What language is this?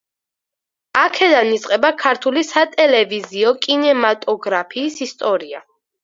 Georgian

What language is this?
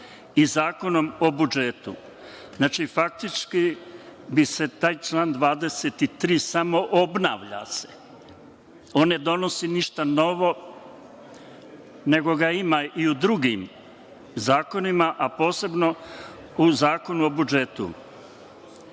Serbian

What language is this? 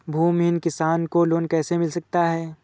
Hindi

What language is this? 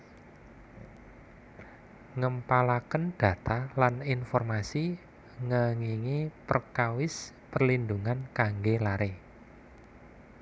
Javanese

